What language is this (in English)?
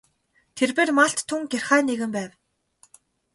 Mongolian